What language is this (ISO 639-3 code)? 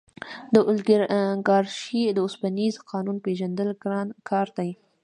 pus